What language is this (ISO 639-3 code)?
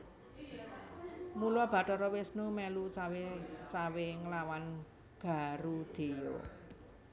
jav